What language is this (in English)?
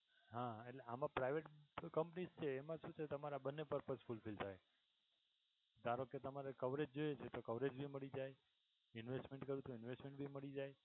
Gujarati